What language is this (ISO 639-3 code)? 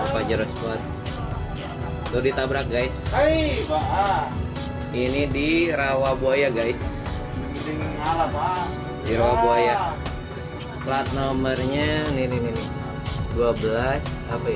ind